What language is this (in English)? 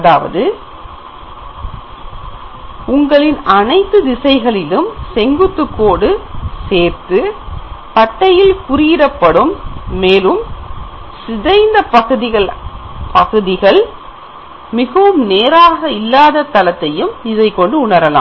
Tamil